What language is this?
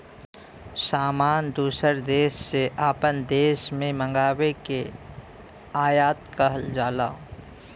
Bhojpuri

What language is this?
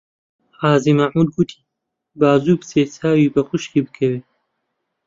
Central Kurdish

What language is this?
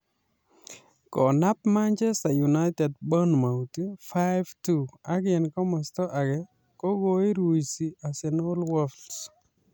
Kalenjin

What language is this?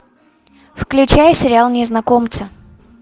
Russian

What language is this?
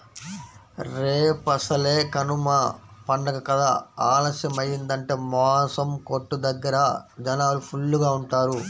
Telugu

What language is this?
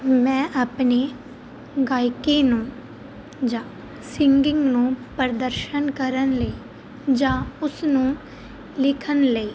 Punjabi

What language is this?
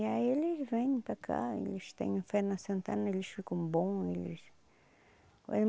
Portuguese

